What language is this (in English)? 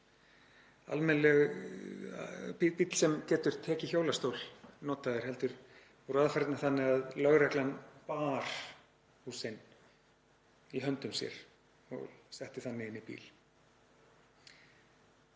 Icelandic